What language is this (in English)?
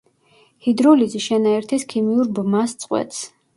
Georgian